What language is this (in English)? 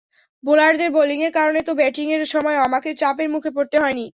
Bangla